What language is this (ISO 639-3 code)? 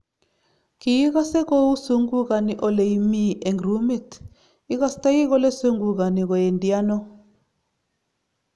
kln